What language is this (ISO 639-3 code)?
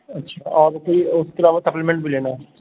urd